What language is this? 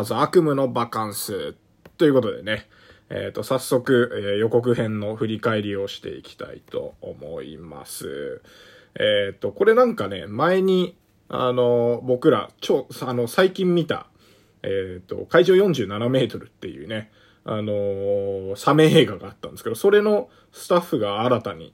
Japanese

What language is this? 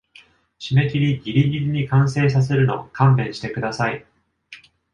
Japanese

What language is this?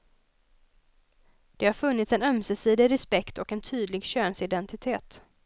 Swedish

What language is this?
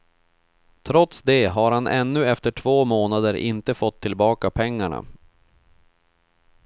Swedish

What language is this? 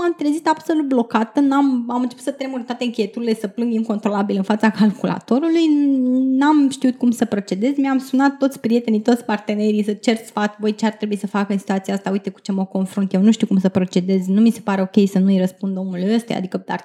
Romanian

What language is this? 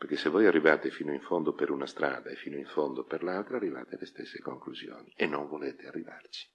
Italian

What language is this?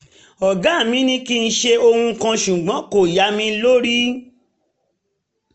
Yoruba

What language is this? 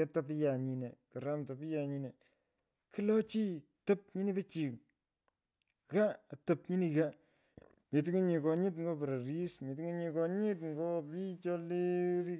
Pökoot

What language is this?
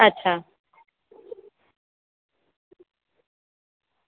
Gujarati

